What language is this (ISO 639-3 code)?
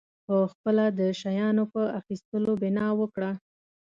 pus